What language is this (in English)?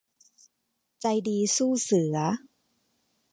Thai